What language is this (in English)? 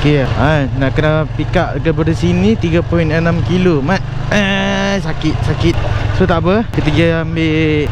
Malay